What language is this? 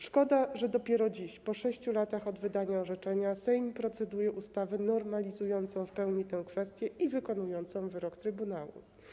Polish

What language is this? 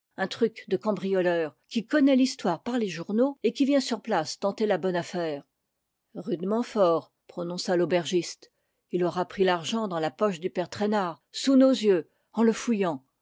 French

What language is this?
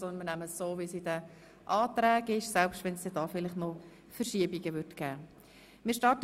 Swiss German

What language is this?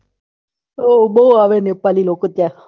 Gujarati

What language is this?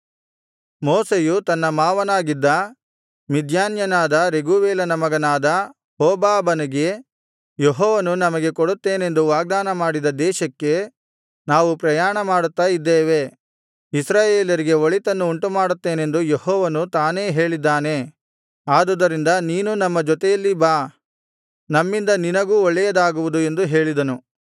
Kannada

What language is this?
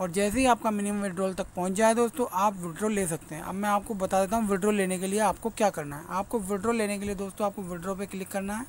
Hindi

